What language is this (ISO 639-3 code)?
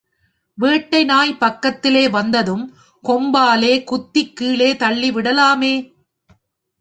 tam